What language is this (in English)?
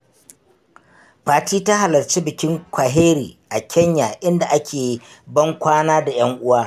Hausa